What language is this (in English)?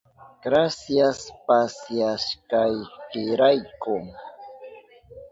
Southern Pastaza Quechua